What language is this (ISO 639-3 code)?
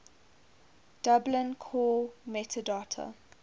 eng